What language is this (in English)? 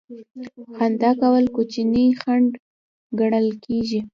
Pashto